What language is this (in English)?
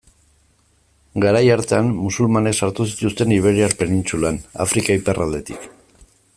Basque